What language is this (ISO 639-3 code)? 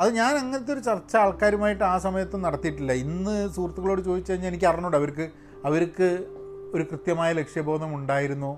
mal